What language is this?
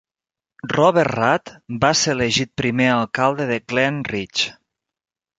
Catalan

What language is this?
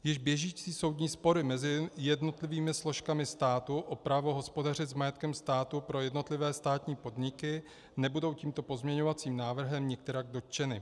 Czech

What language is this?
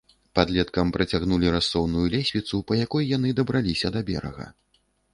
Belarusian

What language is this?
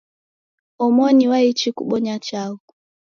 Taita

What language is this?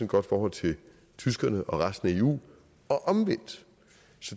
Danish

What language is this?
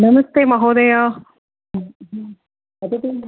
Sanskrit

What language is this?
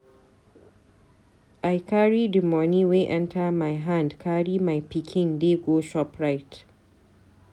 Nigerian Pidgin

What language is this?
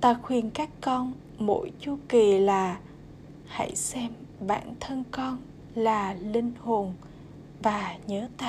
Vietnamese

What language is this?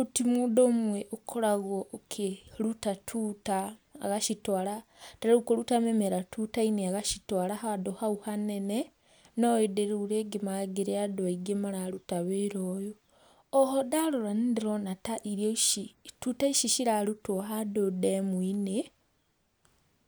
Kikuyu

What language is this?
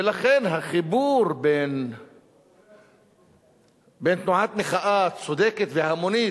Hebrew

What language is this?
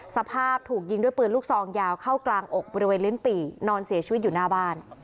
Thai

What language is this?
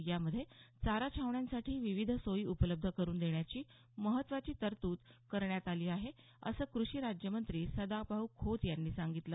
Marathi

